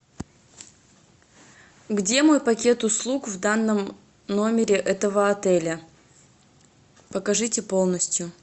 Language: Russian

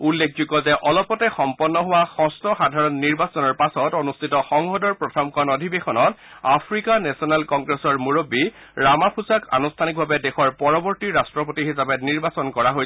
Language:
Assamese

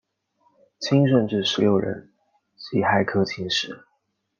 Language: Chinese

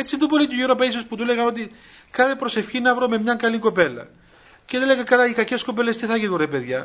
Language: Greek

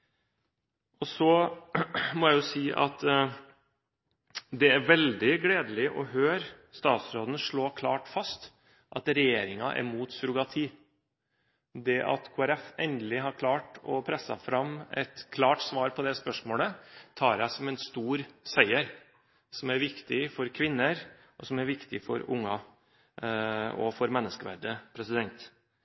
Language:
Norwegian Bokmål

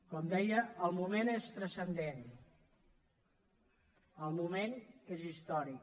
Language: Catalan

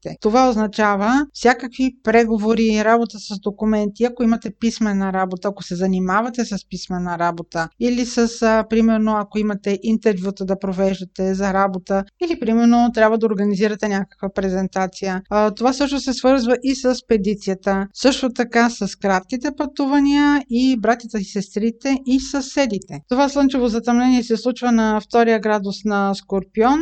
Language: Bulgarian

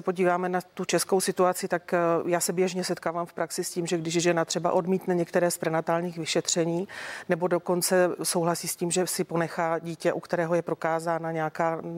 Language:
Czech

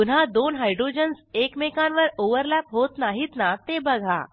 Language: Marathi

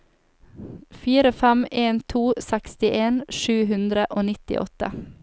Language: Norwegian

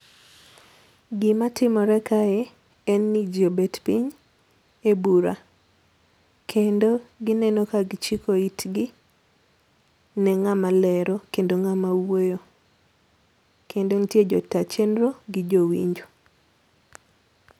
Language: Luo (Kenya and Tanzania)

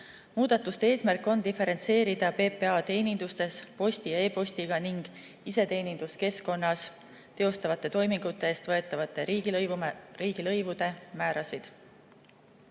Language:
Estonian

